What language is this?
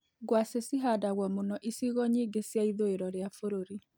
Kikuyu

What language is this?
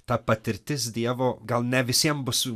Lithuanian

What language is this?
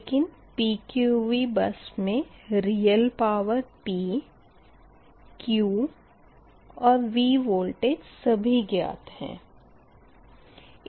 Hindi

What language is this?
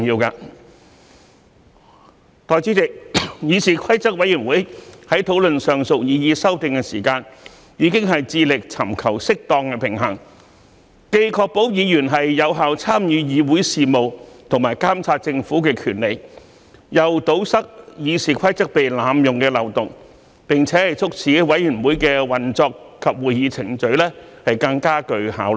Cantonese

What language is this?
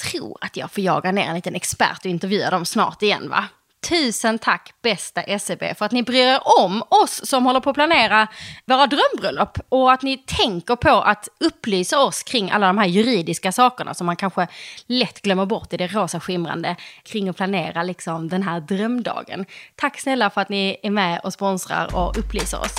Swedish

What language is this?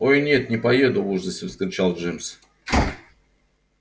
Russian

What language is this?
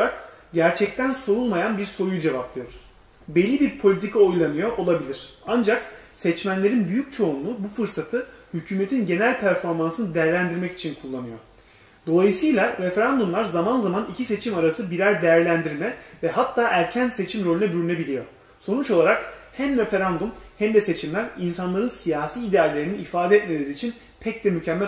Turkish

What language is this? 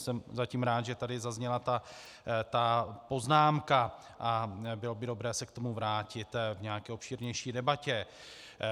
Czech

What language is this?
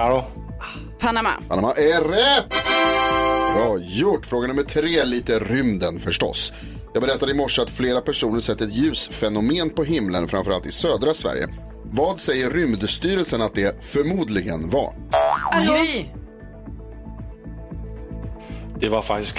Swedish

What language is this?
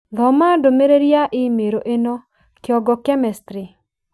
Kikuyu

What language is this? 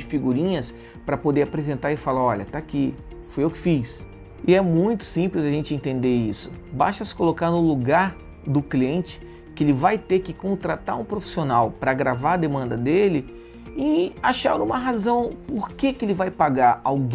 Portuguese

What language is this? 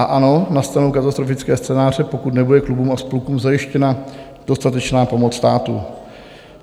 Czech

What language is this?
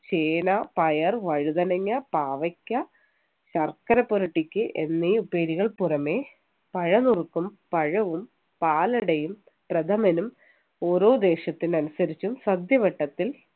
Malayalam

